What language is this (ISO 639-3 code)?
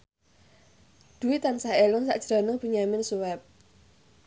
jav